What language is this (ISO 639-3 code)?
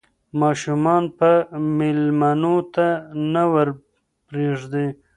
pus